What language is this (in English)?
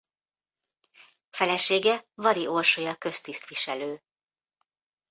Hungarian